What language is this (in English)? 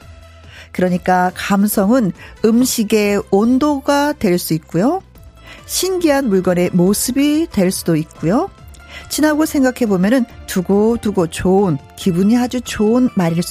Korean